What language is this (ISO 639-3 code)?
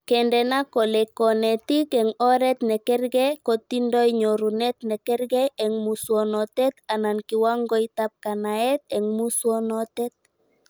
kln